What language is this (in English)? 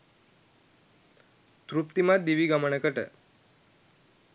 Sinhala